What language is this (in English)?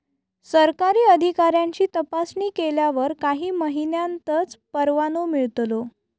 Marathi